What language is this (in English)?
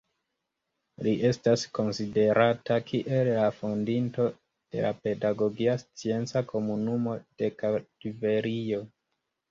Esperanto